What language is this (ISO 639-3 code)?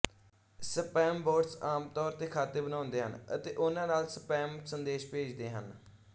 pan